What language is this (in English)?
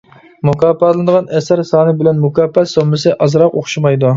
Uyghur